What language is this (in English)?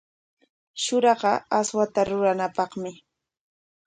Corongo Ancash Quechua